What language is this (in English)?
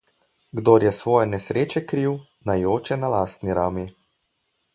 Slovenian